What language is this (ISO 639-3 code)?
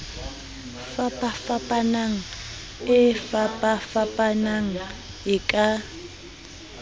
sot